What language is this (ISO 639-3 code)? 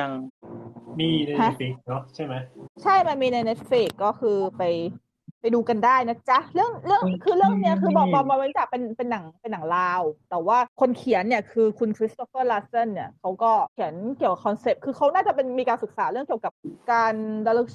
tha